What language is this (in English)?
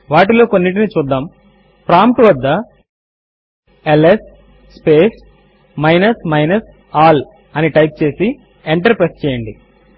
Telugu